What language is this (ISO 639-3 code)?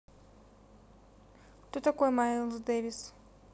rus